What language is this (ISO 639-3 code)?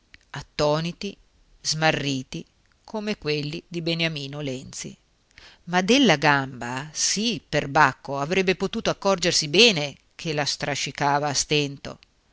ita